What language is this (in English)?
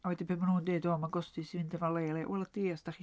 Welsh